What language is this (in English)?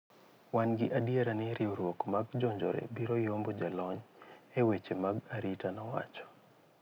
Luo (Kenya and Tanzania)